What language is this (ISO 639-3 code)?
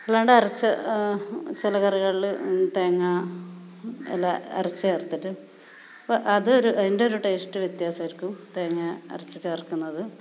mal